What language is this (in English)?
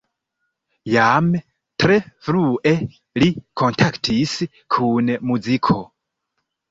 Esperanto